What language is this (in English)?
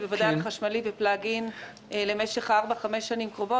Hebrew